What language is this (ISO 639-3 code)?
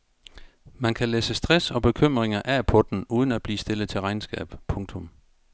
dan